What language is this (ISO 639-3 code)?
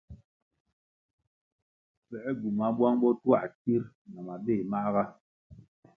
nmg